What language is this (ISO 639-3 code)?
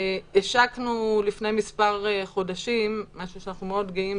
heb